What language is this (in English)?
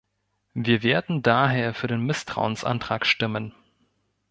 German